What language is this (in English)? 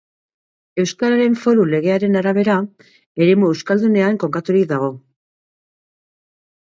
Basque